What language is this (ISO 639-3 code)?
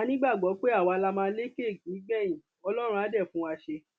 yor